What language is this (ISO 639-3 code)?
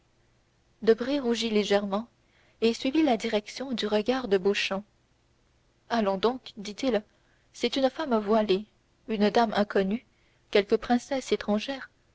fra